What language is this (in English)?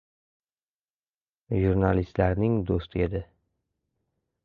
Uzbek